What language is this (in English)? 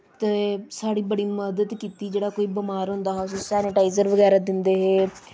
Dogri